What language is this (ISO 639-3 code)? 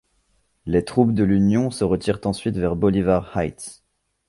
fra